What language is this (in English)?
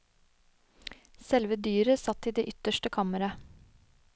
Norwegian